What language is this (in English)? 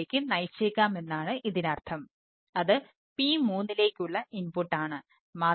Malayalam